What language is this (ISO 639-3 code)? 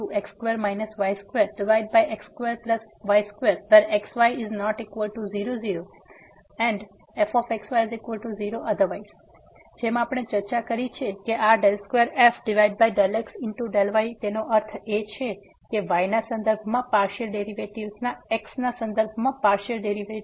guj